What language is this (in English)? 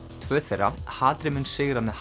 Icelandic